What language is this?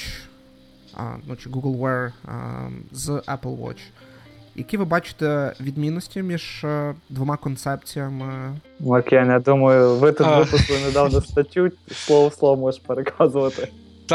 Ukrainian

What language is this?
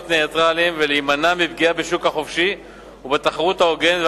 Hebrew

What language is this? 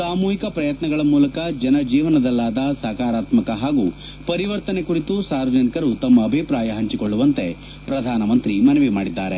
Kannada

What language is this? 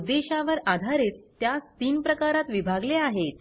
Marathi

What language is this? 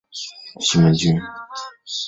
Chinese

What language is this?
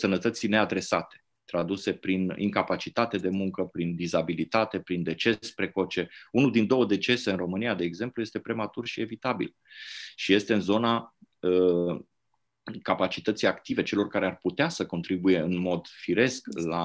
Romanian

